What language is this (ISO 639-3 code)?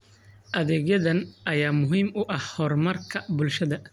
som